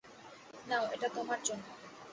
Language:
Bangla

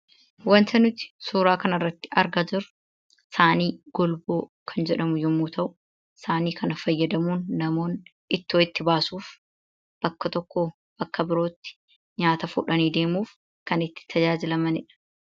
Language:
Oromo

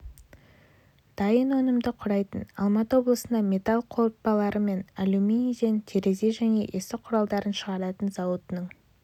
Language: Kazakh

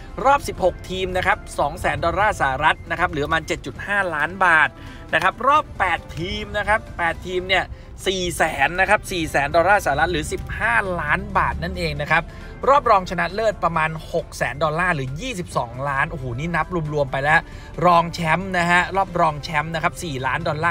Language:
Thai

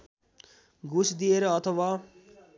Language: Nepali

